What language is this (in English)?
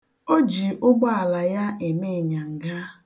Igbo